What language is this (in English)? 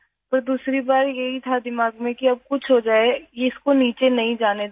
Urdu